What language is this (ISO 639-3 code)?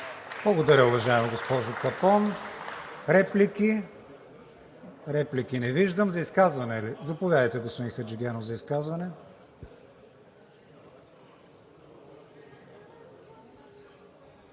bul